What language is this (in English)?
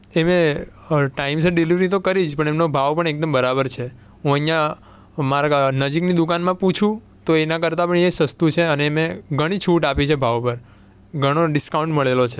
Gujarati